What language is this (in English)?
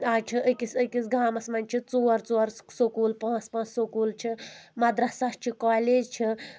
Kashmiri